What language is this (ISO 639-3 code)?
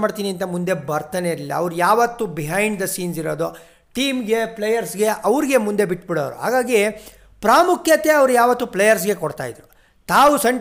kan